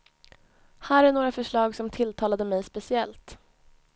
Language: Swedish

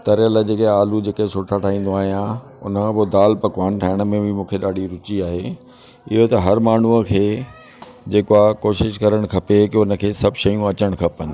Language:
Sindhi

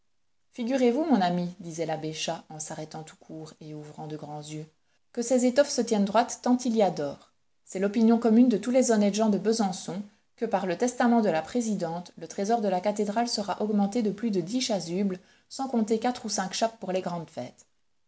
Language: French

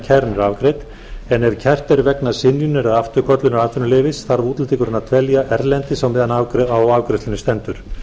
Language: Icelandic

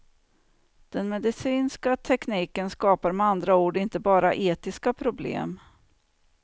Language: Swedish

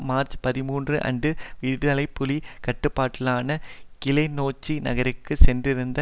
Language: Tamil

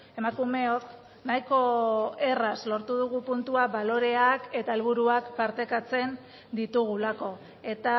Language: Basque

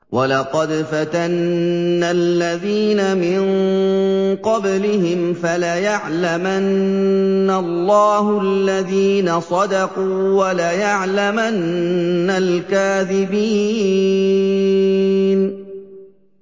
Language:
Arabic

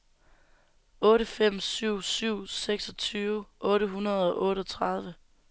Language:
Danish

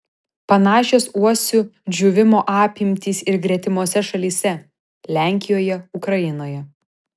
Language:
Lithuanian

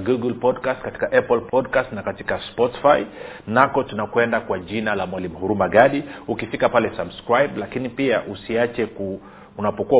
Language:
Swahili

